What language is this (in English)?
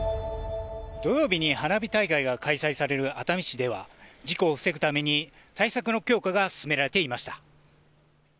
Japanese